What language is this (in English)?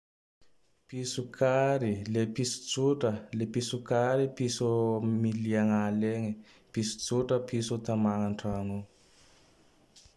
Tandroy-Mahafaly Malagasy